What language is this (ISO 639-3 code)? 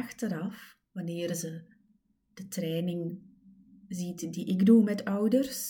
nld